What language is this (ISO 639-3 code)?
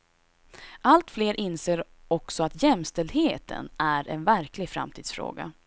swe